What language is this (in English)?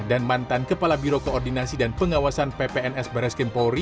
Indonesian